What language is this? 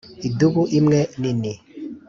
Kinyarwanda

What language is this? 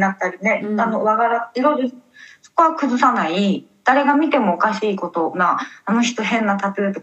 Japanese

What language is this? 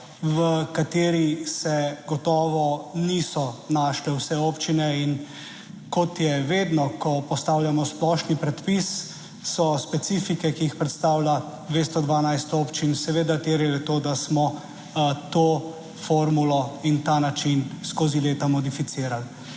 Slovenian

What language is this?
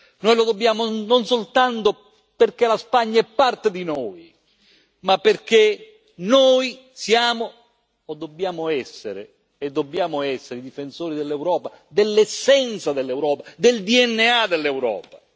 Italian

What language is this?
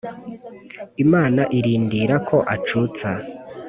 Kinyarwanda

